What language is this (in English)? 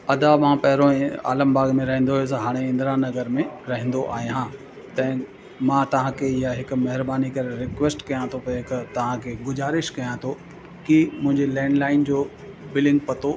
Sindhi